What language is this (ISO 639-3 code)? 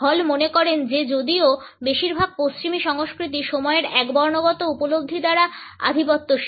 ben